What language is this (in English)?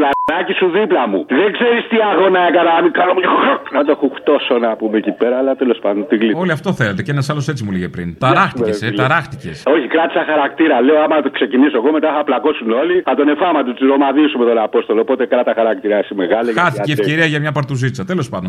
Greek